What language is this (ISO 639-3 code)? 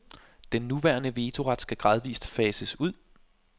dan